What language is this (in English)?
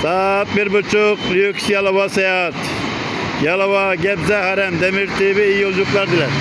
Turkish